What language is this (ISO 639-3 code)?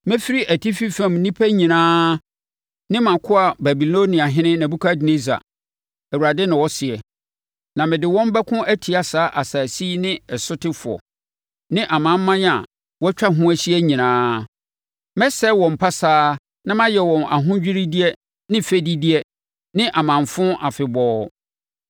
aka